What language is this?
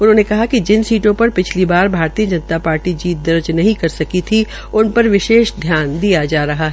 Hindi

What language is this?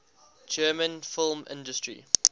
English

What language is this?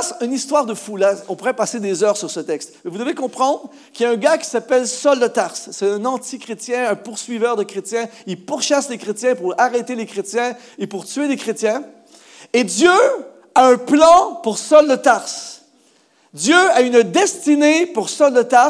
French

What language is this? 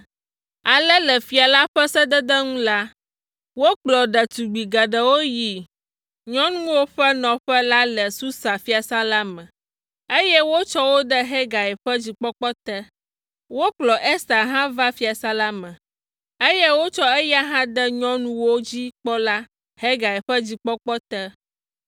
Ewe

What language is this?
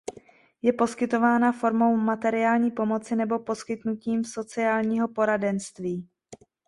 Czech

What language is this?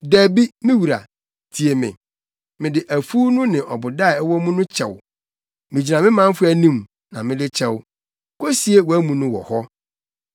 Akan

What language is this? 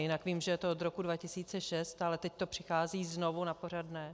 Czech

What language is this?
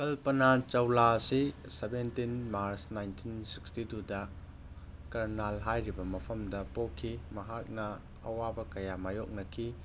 Manipuri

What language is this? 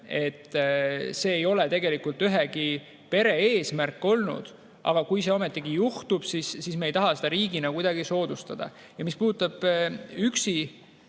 Estonian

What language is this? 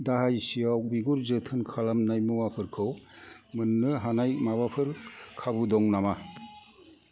Bodo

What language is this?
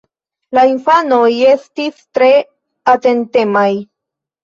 Esperanto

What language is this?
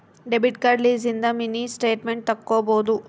Kannada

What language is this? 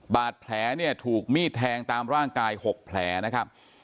Thai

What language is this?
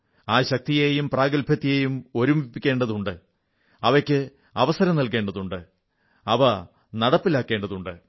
Malayalam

